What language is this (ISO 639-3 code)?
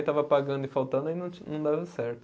por